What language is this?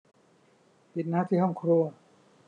Thai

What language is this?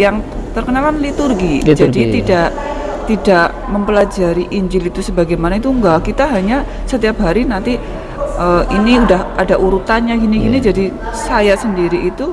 Indonesian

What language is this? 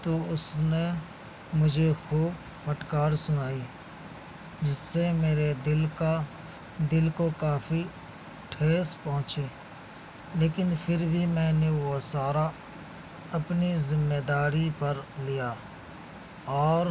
Urdu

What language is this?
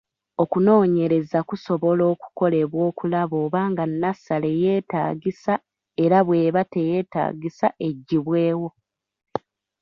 Ganda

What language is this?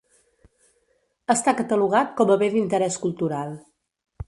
Catalan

